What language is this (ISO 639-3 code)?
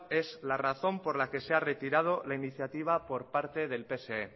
spa